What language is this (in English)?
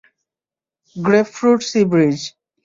Bangla